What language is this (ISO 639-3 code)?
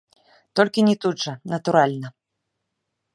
bel